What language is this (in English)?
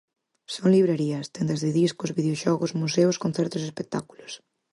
Galician